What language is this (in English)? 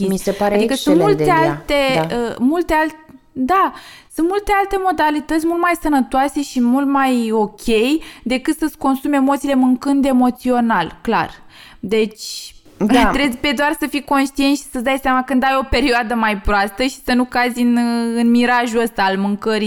Romanian